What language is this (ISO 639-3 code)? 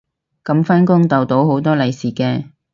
yue